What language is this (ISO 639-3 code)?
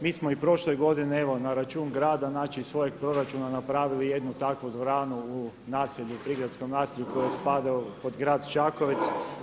hrv